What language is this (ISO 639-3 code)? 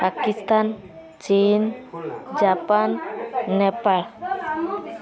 ori